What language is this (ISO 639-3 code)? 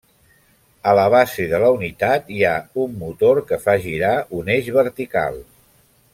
cat